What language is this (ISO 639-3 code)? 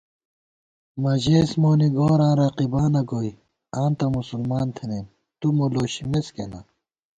gwt